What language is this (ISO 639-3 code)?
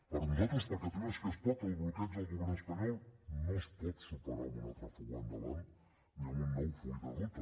cat